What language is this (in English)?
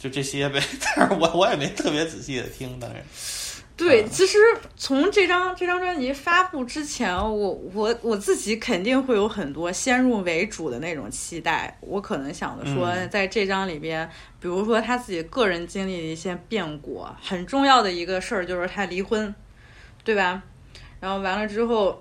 Chinese